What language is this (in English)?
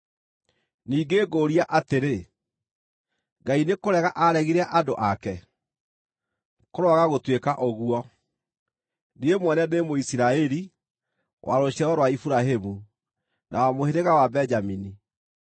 Kikuyu